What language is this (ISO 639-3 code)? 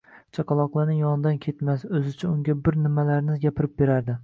uzb